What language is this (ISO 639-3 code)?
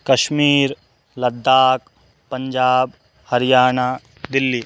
san